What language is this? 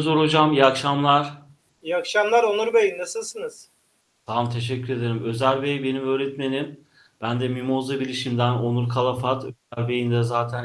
Turkish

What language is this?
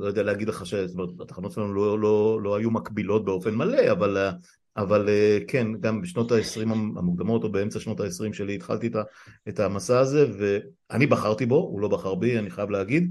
Hebrew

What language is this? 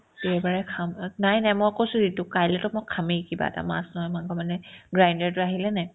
Assamese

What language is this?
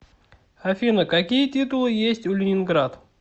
Russian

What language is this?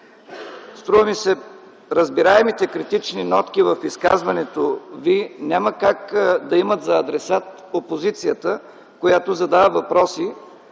Bulgarian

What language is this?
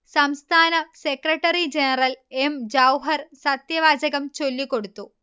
Malayalam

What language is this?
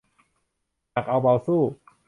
Thai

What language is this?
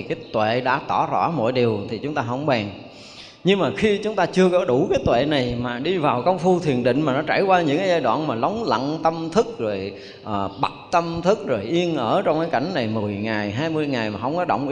Vietnamese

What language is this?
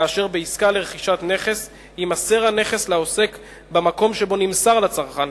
Hebrew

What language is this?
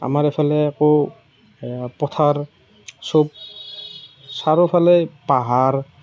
Assamese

